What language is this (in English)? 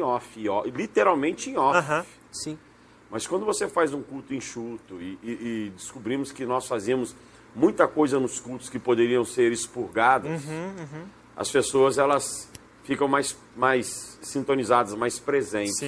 Portuguese